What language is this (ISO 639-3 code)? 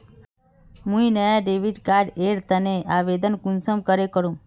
mag